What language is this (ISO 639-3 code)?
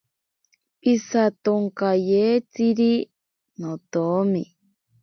prq